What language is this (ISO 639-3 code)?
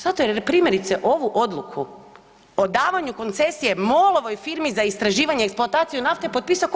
hrv